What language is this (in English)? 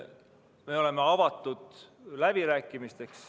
Estonian